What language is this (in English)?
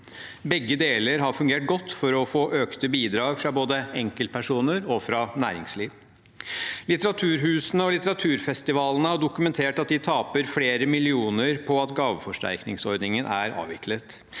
Norwegian